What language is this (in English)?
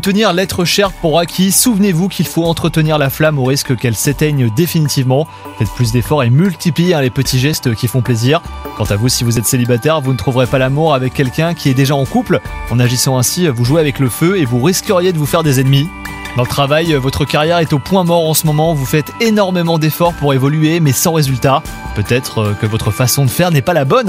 French